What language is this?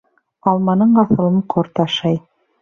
Bashkir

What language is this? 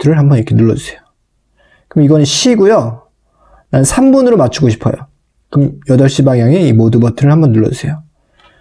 Korean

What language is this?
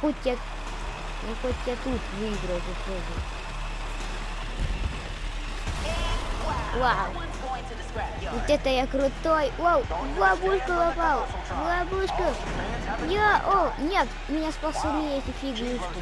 Russian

